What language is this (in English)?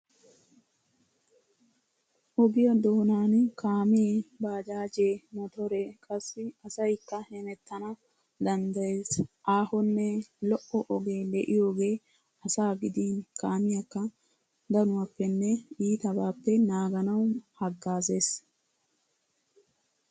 Wolaytta